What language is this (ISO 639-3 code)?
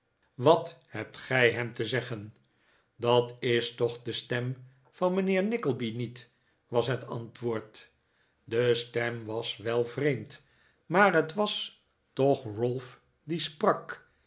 nld